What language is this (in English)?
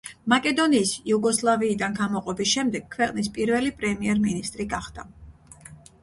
Georgian